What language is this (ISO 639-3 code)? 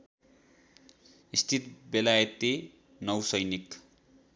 nep